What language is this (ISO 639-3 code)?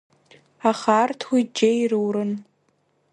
abk